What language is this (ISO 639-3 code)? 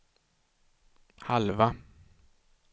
swe